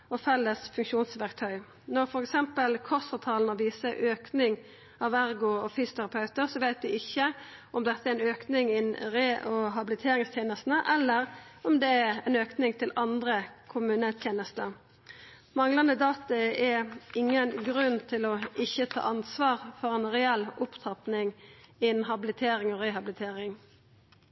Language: Norwegian Nynorsk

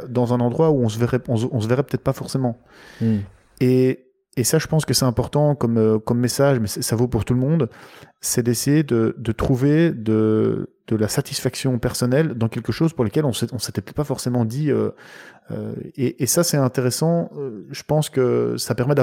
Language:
French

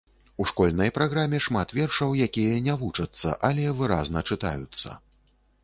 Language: Belarusian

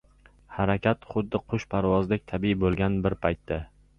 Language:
Uzbek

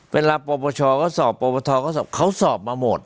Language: Thai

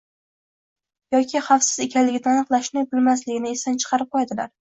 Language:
Uzbek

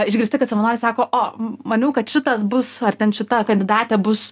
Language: Lithuanian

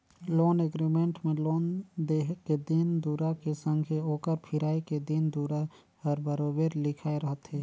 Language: Chhattisgarhi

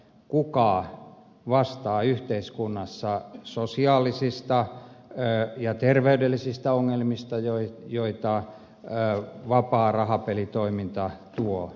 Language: Finnish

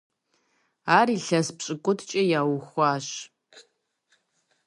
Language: Kabardian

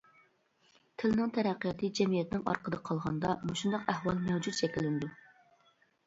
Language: Uyghur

